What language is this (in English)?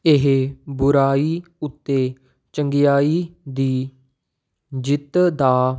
Punjabi